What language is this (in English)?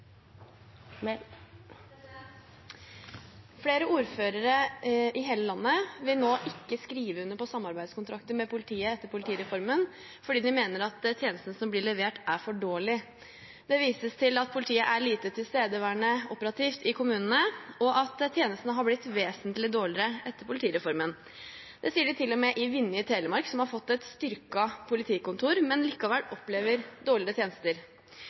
Norwegian Bokmål